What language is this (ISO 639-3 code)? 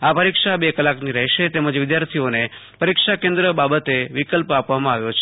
guj